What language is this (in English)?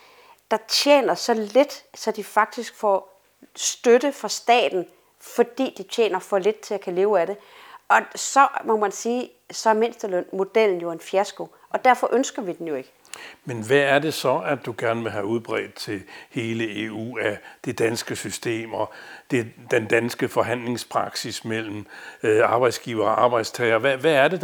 Danish